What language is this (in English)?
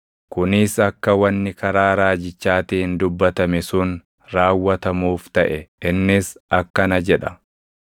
Oromo